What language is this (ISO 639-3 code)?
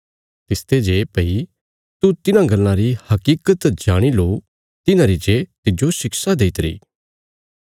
kfs